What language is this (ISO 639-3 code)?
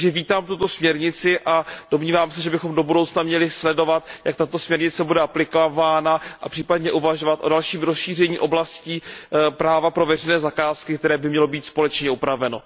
ces